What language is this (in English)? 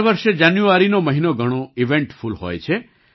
Gujarati